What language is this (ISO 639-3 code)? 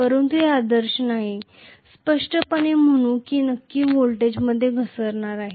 mar